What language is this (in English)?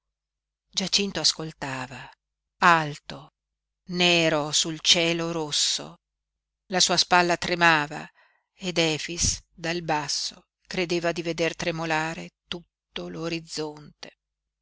Italian